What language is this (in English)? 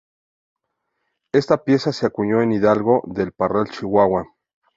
Spanish